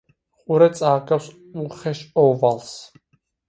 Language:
Georgian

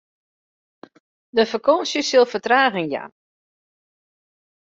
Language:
Western Frisian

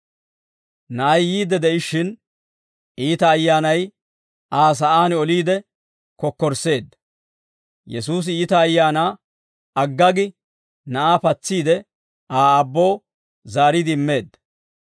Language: Dawro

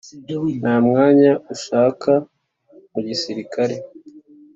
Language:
Kinyarwanda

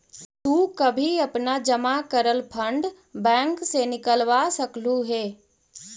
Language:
Magahi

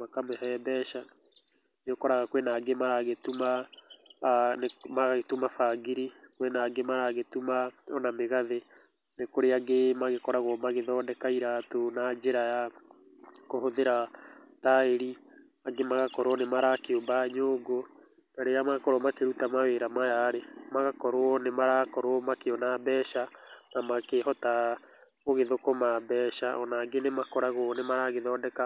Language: Kikuyu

